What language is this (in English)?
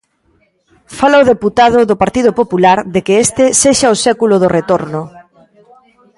Galician